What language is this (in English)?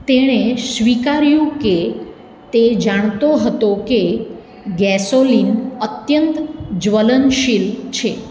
Gujarati